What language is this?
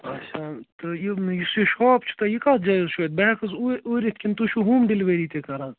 Kashmiri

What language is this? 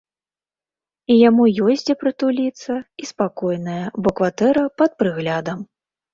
Belarusian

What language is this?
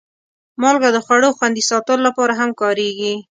Pashto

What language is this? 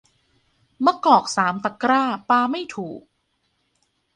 Thai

